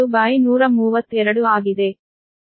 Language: Kannada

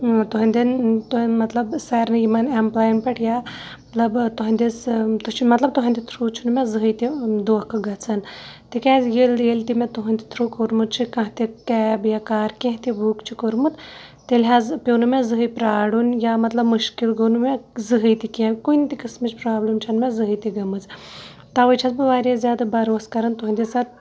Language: Kashmiri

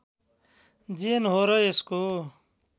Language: Nepali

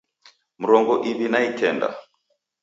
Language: Taita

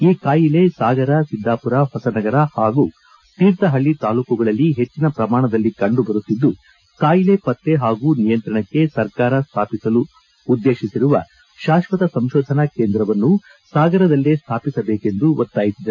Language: Kannada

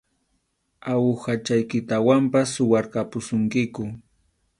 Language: Arequipa-La Unión Quechua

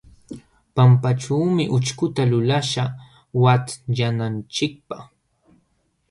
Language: Jauja Wanca Quechua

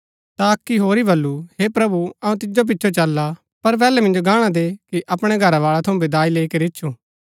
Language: Gaddi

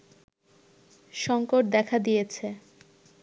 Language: Bangla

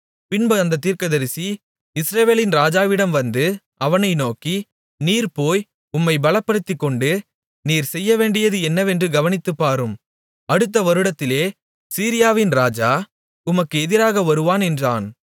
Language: Tamil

